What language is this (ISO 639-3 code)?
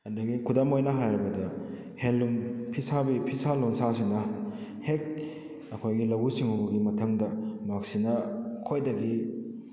mni